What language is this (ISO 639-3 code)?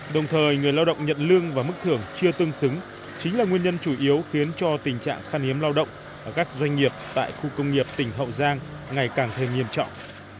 vie